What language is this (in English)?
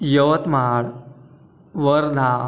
Marathi